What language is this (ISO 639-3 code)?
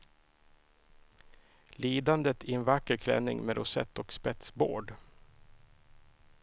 swe